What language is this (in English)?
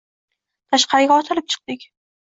Uzbek